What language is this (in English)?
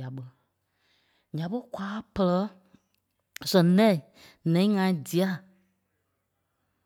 Kpelle